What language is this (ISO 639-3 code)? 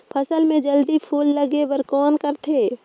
hne